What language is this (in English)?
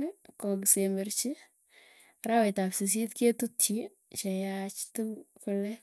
Tugen